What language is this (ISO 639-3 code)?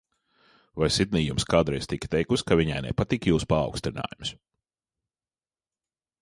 lav